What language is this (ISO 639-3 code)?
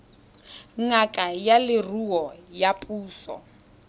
tsn